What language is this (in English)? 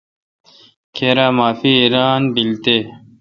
Kalkoti